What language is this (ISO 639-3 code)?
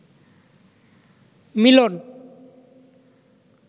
ben